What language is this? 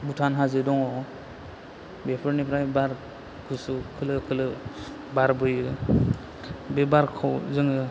Bodo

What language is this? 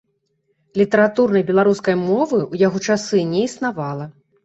Belarusian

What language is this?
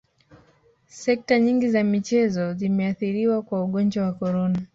Swahili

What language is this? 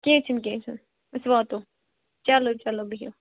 Kashmiri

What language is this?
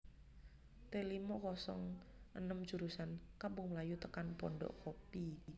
Javanese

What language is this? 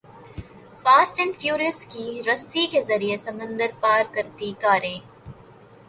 Urdu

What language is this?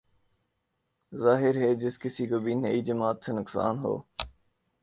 Urdu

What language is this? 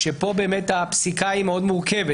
Hebrew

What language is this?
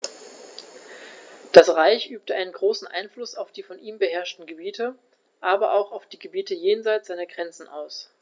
German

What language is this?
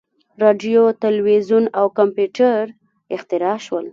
Pashto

